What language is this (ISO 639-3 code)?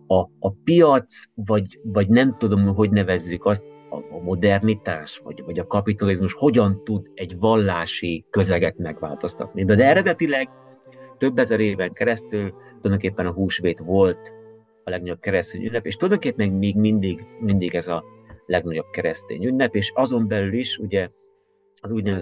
hun